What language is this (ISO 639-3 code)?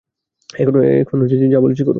ben